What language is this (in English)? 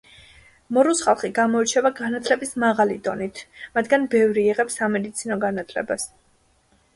Georgian